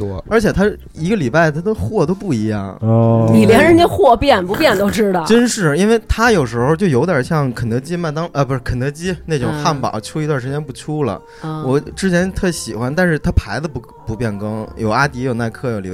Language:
Chinese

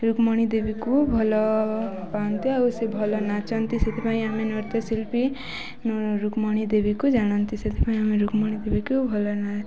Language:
Odia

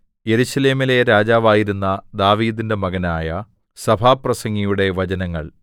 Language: Malayalam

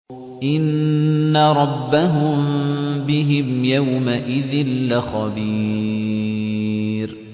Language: Arabic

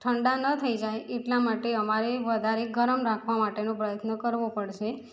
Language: Gujarati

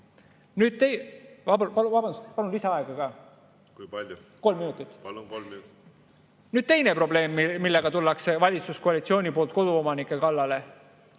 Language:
Estonian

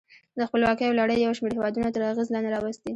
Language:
Pashto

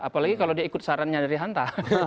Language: Indonesian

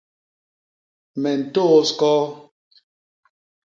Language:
Basaa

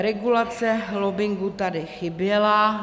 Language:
Czech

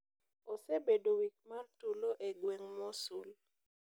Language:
Luo (Kenya and Tanzania)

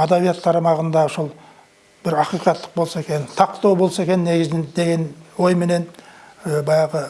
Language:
Turkish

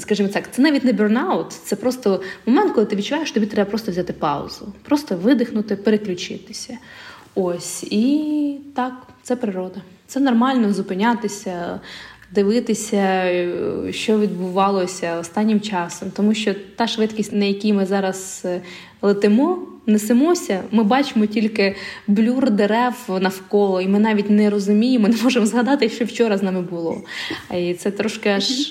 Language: Ukrainian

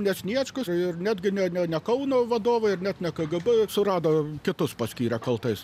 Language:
Lithuanian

